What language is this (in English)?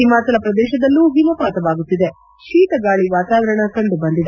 Kannada